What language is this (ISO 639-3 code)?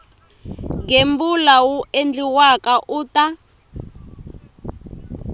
tso